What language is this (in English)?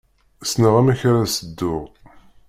Kabyle